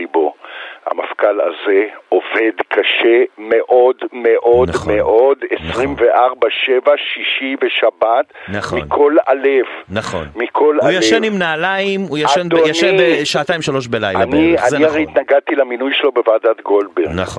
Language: Hebrew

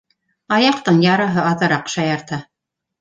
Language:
Bashkir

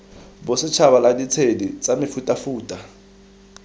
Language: Tswana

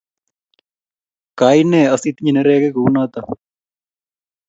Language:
Kalenjin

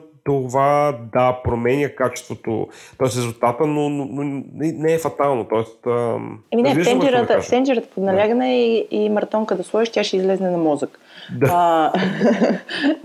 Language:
Bulgarian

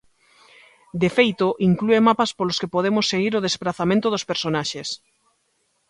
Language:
Galician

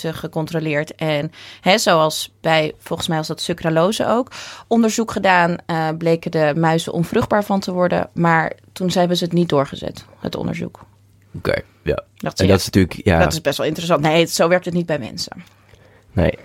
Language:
Dutch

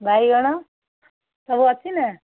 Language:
Odia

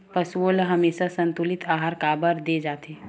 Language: Chhattisgarhi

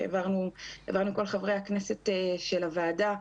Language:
Hebrew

